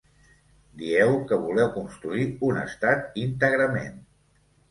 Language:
Catalan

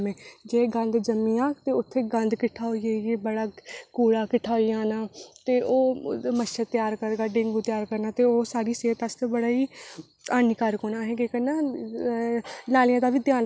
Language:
Dogri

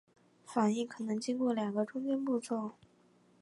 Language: Chinese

